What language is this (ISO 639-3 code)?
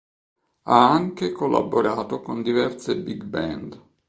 ita